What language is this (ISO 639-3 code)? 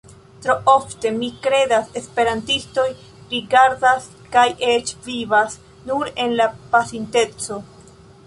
epo